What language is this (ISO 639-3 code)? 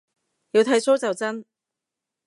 yue